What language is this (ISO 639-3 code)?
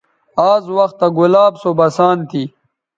btv